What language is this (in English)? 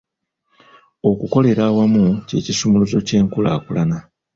Ganda